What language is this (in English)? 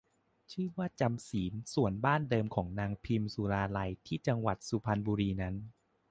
Thai